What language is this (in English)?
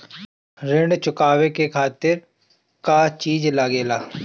Bhojpuri